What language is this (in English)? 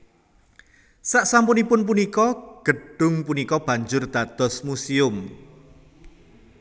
Javanese